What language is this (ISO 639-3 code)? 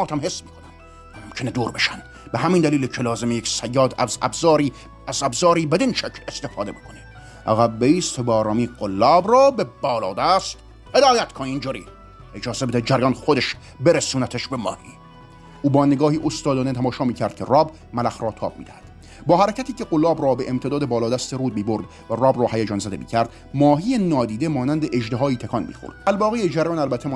fas